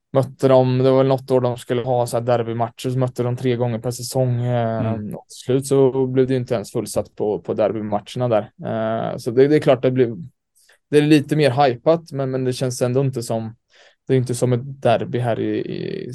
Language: Swedish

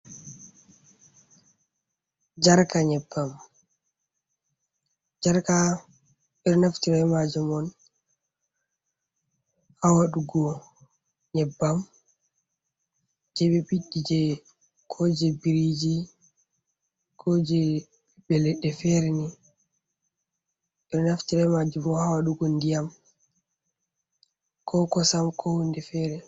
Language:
Fula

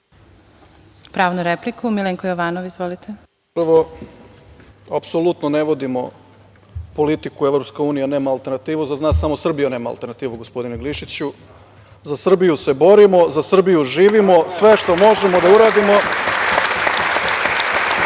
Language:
Serbian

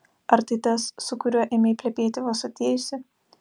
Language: Lithuanian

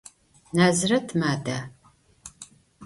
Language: Adyghe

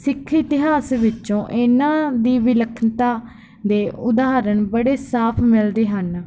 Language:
Punjabi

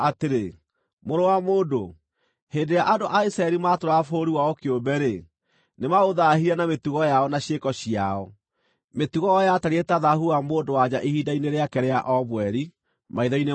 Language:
Kikuyu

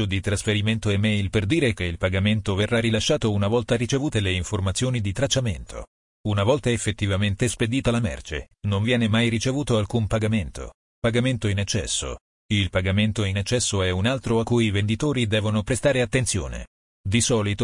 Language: Italian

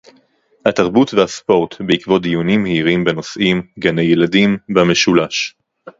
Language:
Hebrew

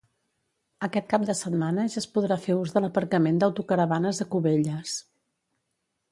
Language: Catalan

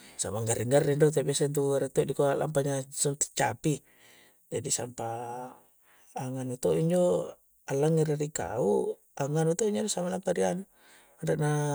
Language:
Coastal Konjo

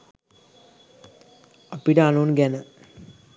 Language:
Sinhala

